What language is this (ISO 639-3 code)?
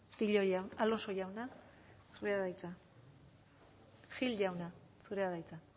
eus